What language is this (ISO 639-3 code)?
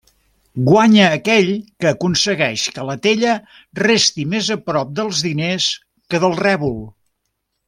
cat